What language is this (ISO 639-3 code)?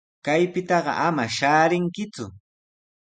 qws